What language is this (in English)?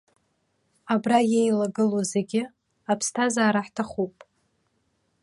Abkhazian